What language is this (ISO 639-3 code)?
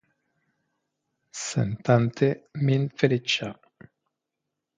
epo